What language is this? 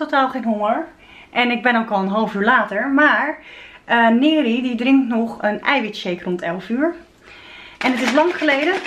Dutch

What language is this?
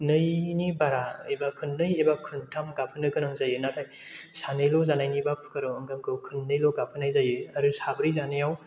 Bodo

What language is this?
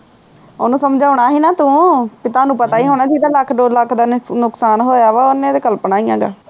Punjabi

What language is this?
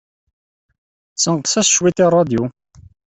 Kabyle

